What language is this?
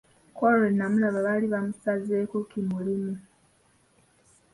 Ganda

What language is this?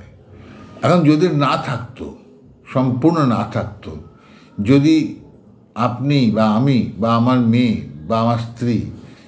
Bangla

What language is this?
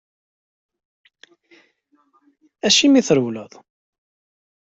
Kabyle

